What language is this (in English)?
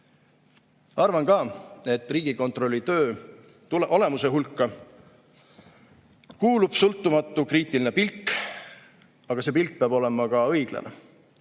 Estonian